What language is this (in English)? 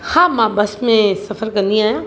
Sindhi